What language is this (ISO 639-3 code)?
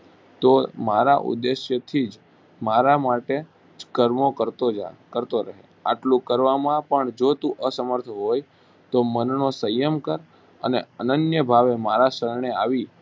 guj